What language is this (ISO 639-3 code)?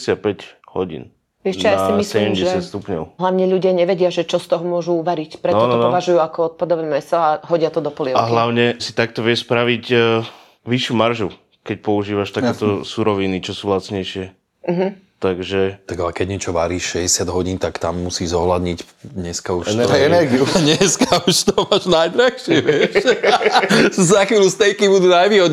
slk